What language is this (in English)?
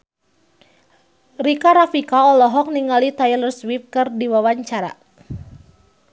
Sundanese